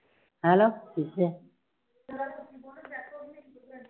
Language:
Punjabi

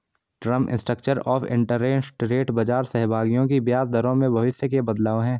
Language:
Hindi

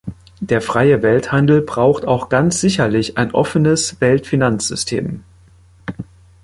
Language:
German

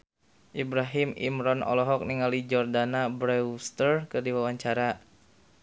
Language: Sundanese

